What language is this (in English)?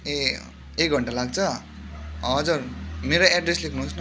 Nepali